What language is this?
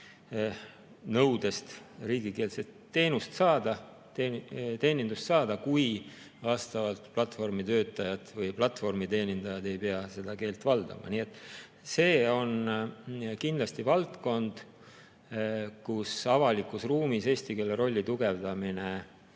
Estonian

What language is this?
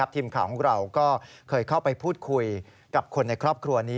Thai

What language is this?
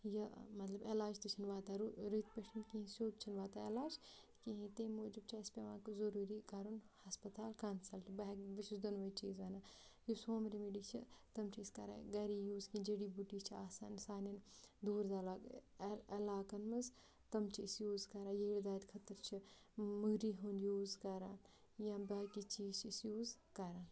Kashmiri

